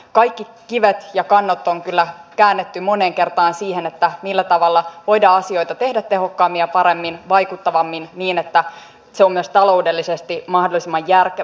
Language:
Finnish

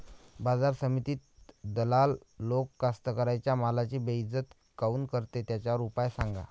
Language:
Marathi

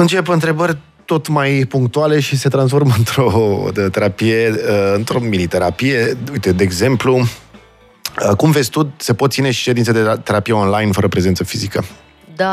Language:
Romanian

